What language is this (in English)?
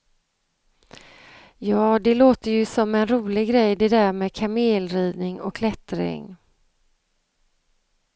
Swedish